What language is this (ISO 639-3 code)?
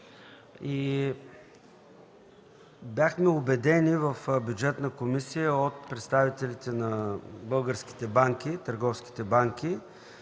bul